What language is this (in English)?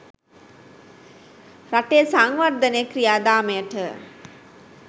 Sinhala